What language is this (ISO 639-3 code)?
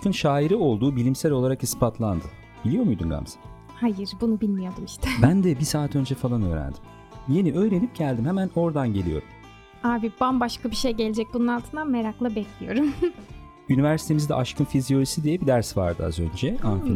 tur